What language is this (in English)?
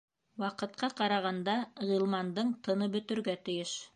Bashkir